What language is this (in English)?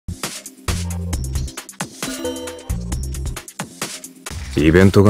Japanese